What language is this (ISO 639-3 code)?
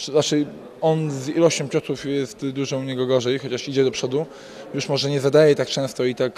pol